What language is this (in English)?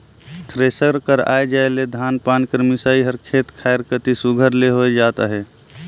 Chhattisgarhi